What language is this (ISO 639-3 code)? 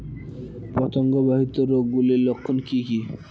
ben